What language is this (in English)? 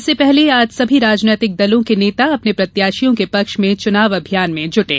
Hindi